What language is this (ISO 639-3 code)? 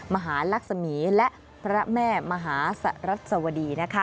tha